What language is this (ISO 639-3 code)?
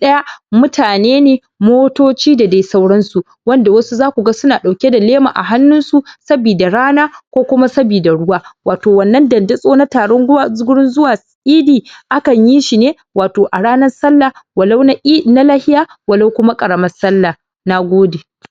hau